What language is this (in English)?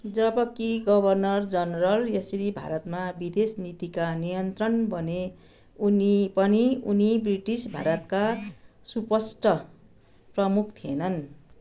Nepali